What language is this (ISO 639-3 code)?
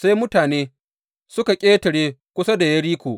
hau